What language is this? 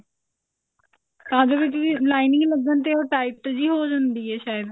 Punjabi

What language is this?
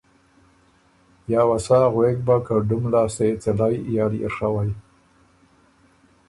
Ormuri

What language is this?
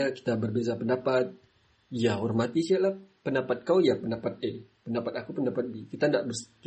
Malay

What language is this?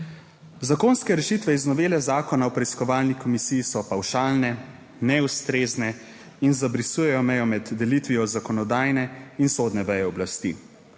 Slovenian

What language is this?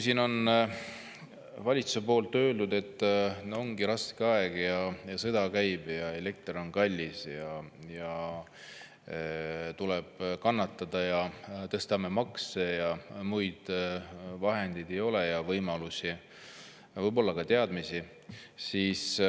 Estonian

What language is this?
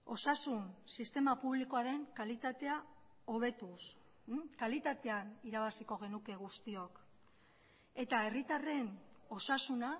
Basque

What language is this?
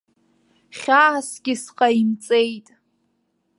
Abkhazian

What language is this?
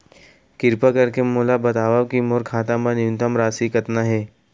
Chhattisgarhi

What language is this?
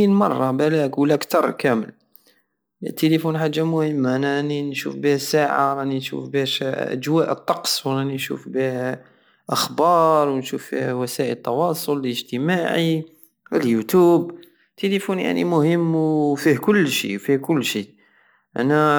Algerian Saharan Arabic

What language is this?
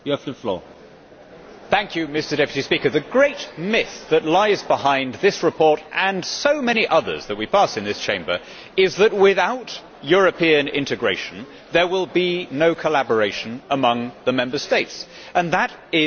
English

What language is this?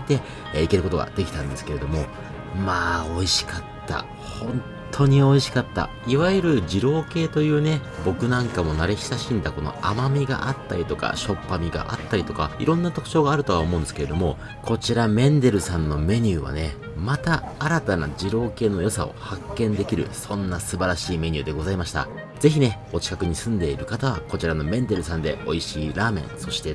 Japanese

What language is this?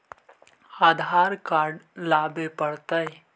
Magahi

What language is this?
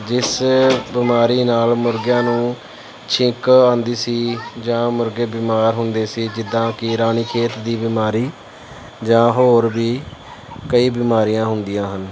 Punjabi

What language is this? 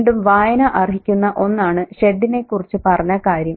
Malayalam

